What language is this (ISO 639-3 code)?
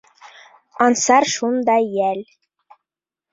bak